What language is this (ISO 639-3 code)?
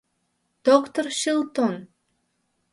chm